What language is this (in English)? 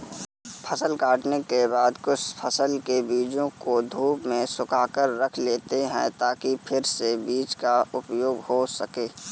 Hindi